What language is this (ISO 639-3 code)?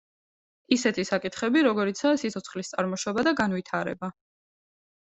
kat